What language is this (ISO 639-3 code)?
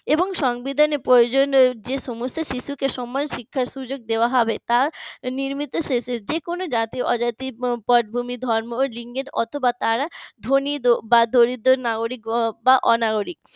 ben